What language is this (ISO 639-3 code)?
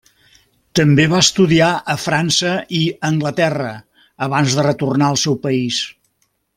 cat